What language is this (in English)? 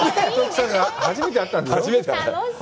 Japanese